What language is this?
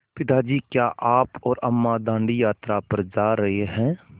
Hindi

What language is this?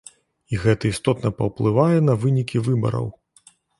Belarusian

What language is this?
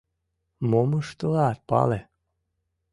Mari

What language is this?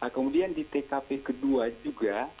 Indonesian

